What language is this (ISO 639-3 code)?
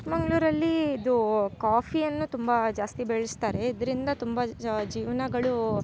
kan